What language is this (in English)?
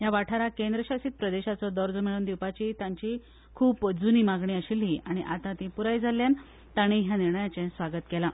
Konkani